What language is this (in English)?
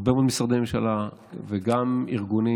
Hebrew